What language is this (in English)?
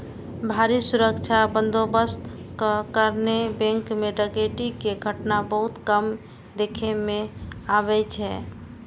Maithili